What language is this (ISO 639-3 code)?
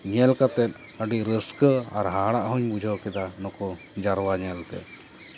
sat